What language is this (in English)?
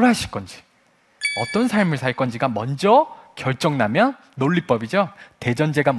Korean